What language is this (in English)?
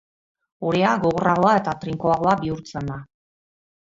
Basque